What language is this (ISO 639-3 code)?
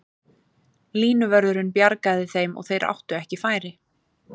isl